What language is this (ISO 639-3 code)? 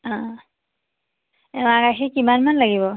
asm